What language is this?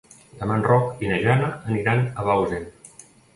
Catalan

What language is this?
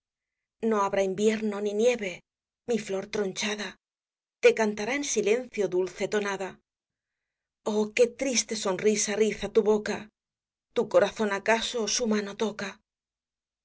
Spanish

